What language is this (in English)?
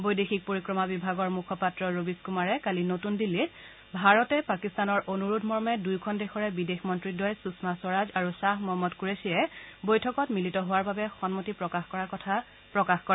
Assamese